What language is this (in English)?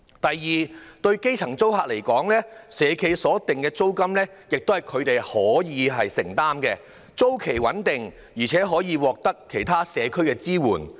Cantonese